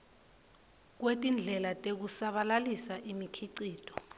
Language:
Swati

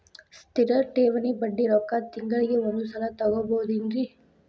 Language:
Kannada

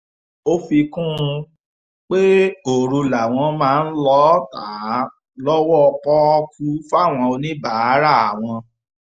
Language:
Yoruba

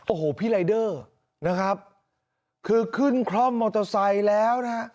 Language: Thai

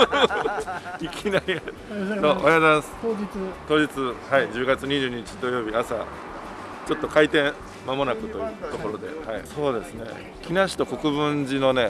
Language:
Japanese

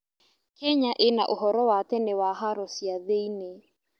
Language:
Kikuyu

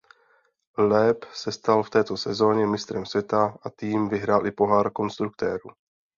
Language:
Czech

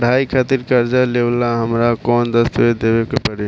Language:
Bhojpuri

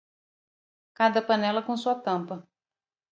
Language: Portuguese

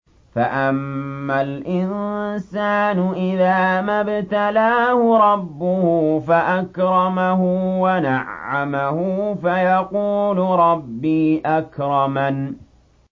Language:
Arabic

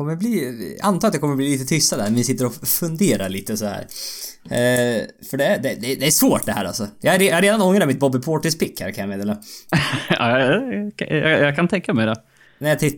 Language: Swedish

